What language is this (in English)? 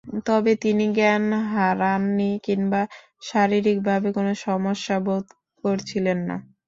Bangla